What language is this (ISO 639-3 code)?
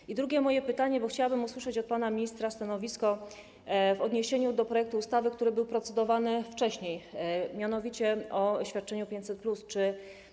pol